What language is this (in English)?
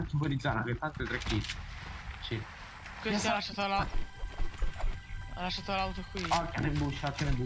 Italian